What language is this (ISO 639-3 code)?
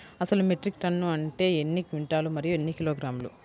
tel